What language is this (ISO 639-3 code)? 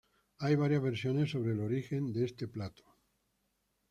spa